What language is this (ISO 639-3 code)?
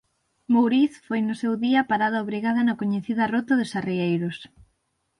glg